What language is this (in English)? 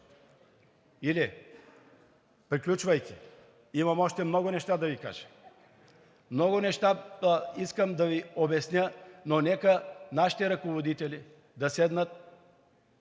Bulgarian